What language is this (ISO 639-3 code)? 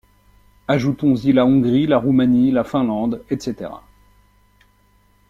fra